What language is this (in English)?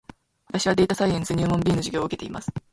Japanese